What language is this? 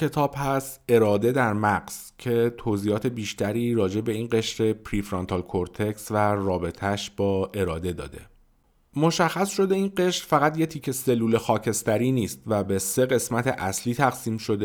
Persian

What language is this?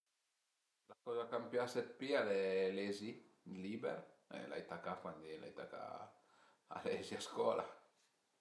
Piedmontese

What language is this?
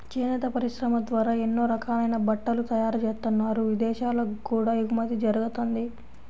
Telugu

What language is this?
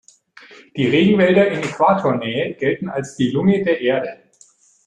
German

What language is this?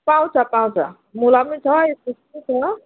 Nepali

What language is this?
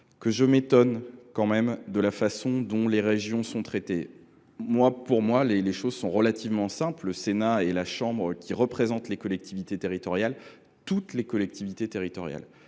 French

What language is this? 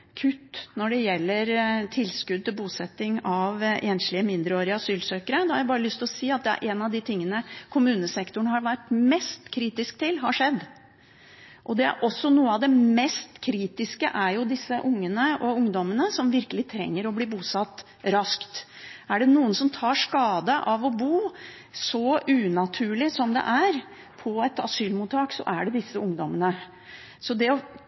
Norwegian Bokmål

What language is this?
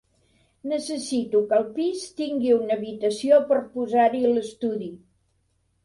Catalan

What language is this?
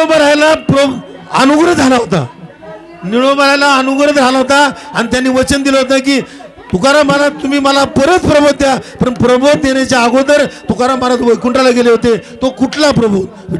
Marathi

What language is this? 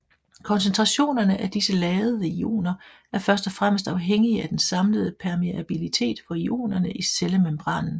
Danish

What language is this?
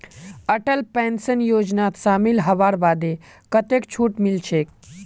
Magahi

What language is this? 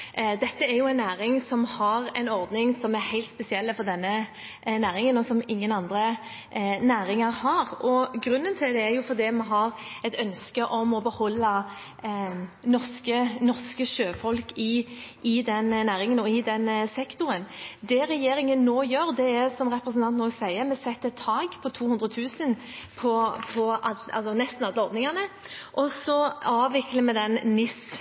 Norwegian Bokmål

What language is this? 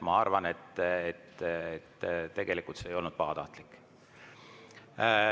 Estonian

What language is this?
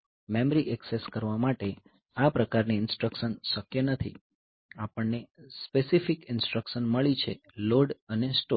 Gujarati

